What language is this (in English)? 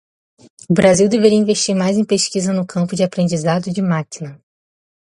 Portuguese